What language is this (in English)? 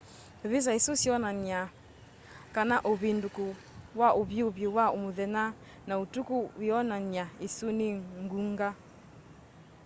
Kamba